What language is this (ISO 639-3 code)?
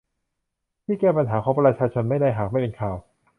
tha